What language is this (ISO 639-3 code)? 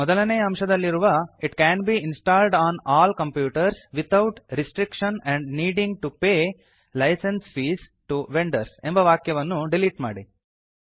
kan